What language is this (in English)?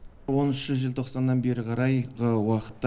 Kazakh